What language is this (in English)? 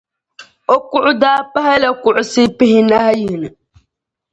Dagbani